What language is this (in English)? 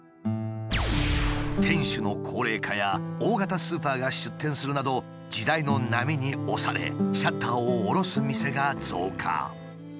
Japanese